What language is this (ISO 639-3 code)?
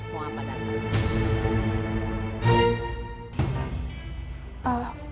ind